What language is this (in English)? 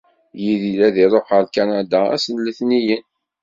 Kabyle